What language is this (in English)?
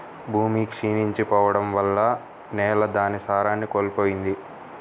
Telugu